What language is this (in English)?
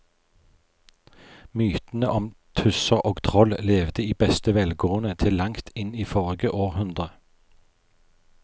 Norwegian